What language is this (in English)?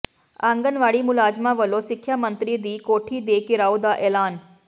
Punjabi